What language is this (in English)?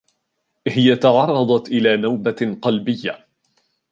Arabic